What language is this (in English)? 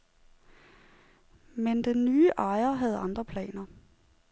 Danish